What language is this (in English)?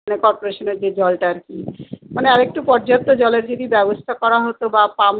Bangla